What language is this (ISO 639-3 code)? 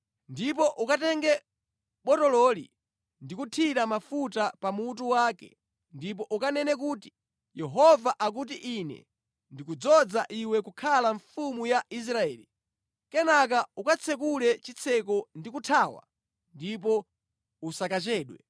nya